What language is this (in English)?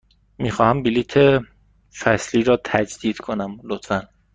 Persian